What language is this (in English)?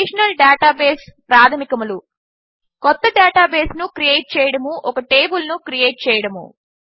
Telugu